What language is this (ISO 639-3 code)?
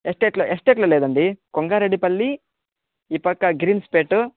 tel